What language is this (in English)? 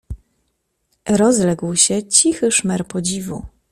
Polish